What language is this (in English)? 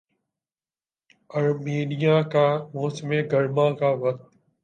Urdu